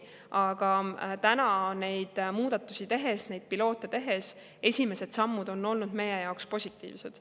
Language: Estonian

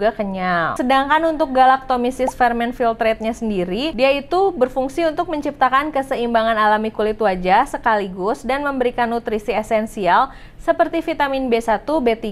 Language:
Indonesian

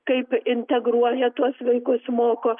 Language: Lithuanian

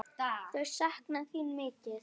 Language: Icelandic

